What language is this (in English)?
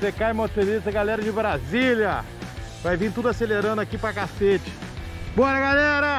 Portuguese